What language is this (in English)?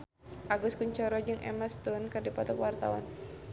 Sundanese